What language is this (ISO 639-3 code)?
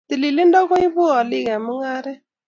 kln